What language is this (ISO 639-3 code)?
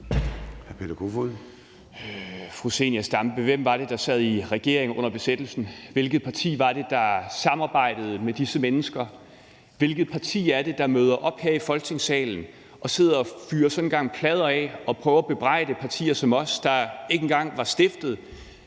dan